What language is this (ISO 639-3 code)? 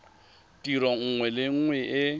tsn